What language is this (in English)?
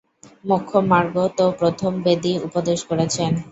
Bangla